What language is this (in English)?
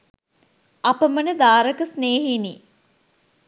Sinhala